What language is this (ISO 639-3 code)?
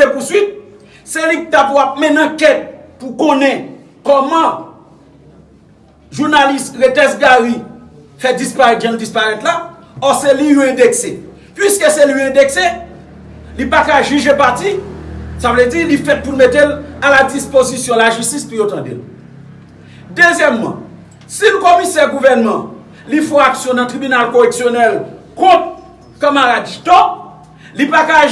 fra